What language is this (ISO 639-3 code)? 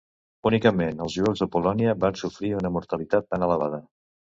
cat